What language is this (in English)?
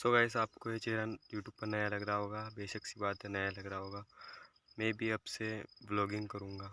Hindi